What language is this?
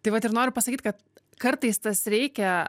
Lithuanian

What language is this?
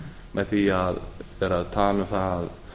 Icelandic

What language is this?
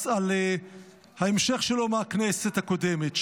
Hebrew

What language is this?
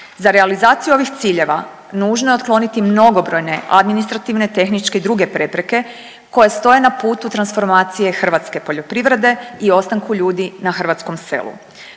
Croatian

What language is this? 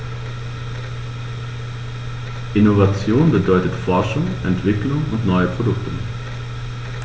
German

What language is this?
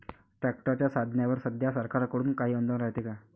Marathi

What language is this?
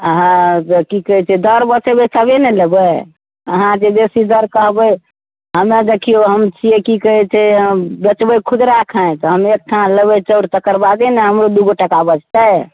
Maithili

